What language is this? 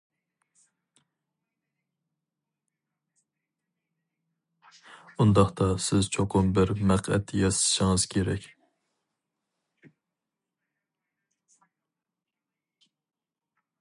Uyghur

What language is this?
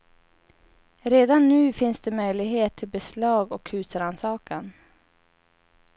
Swedish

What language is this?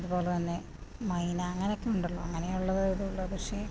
Malayalam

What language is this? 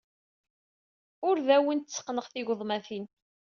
Kabyle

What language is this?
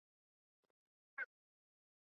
Chinese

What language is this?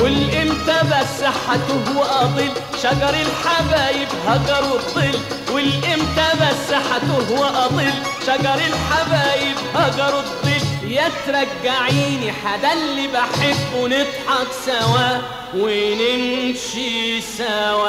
Arabic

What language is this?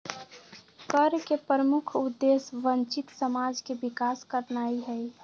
Magahi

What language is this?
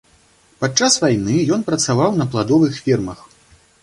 Belarusian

